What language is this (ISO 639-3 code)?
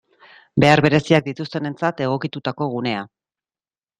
eus